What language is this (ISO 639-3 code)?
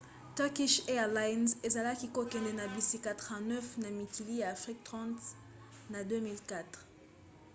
lin